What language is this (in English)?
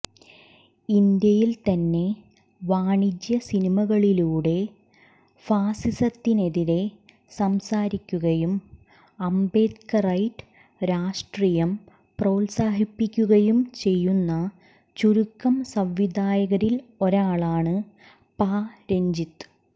Malayalam